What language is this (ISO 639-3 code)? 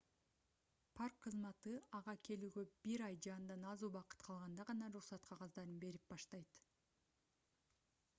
kir